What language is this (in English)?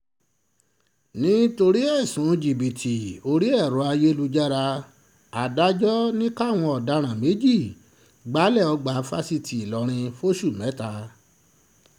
Yoruba